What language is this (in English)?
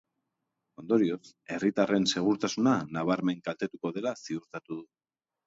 Basque